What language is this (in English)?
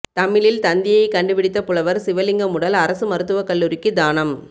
Tamil